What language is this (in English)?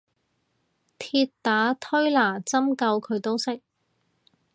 Cantonese